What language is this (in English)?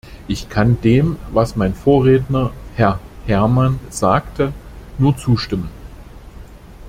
German